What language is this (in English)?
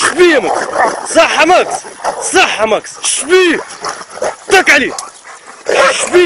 Arabic